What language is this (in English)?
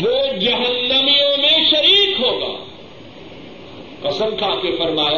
Urdu